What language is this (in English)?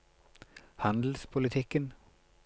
Norwegian